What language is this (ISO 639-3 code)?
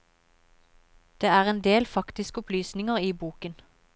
nor